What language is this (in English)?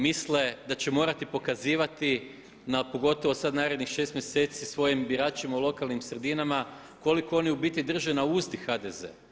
Croatian